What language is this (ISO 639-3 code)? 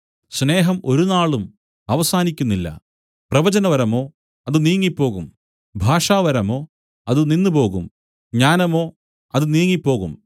mal